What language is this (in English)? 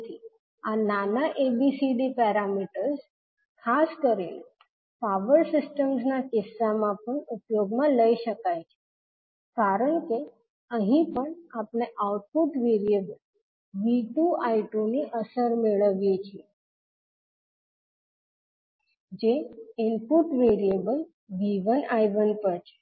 Gujarati